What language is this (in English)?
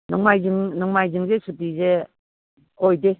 Manipuri